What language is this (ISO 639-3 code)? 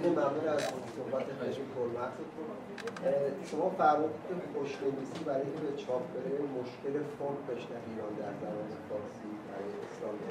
fas